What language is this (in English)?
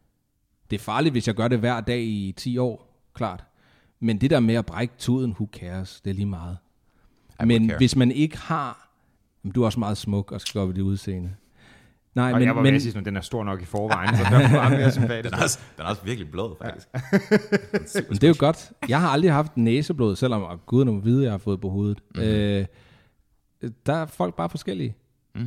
Danish